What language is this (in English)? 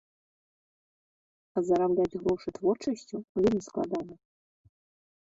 Belarusian